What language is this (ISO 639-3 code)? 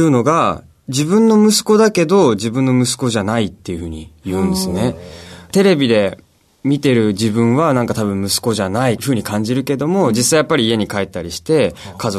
jpn